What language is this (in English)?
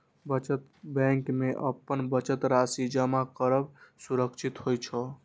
Maithili